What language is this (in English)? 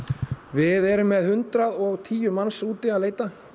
Icelandic